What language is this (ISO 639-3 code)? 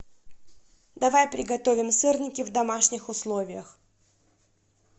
rus